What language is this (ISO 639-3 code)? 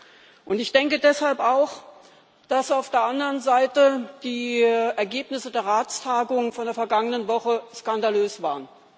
deu